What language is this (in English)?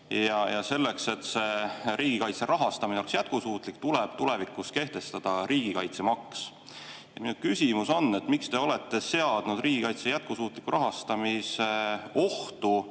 Estonian